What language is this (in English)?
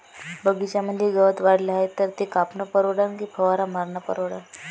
Marathi